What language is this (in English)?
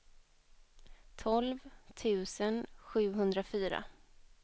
Swedish